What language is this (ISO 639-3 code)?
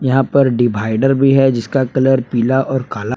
hin